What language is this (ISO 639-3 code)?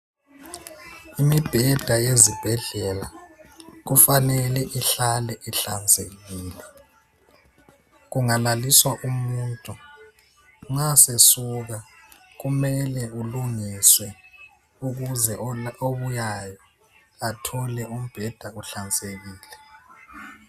nde